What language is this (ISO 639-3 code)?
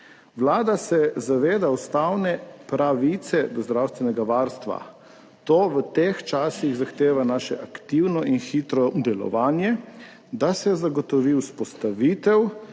slv